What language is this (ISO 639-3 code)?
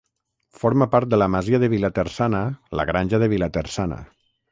cat